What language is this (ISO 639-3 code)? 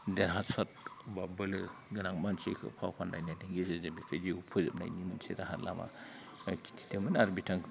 brx